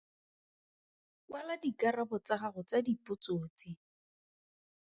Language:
Tswana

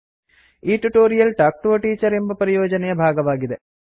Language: Kannada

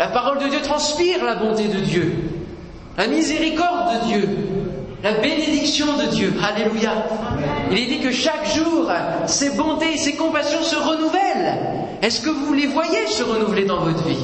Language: French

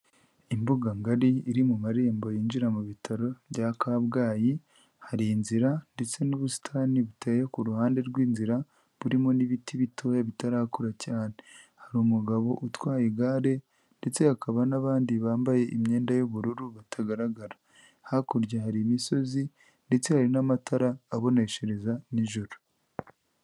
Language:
Kinyarwanda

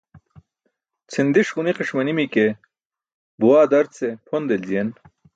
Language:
Burushaski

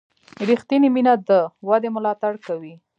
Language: Pashto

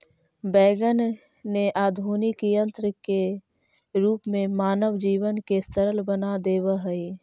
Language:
Magahi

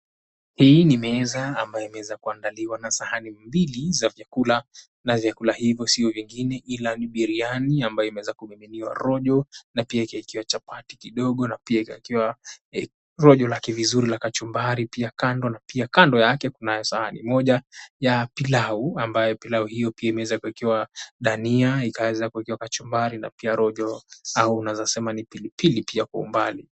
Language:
Swahili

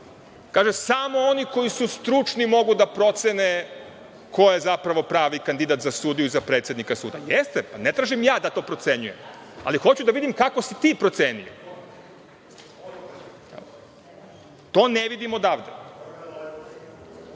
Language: Serbian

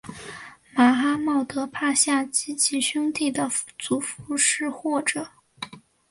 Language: Chinese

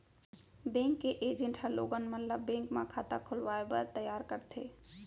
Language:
Chhattisgarhi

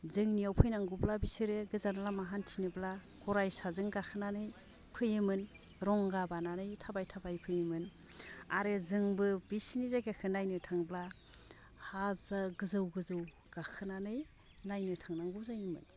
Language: Bodo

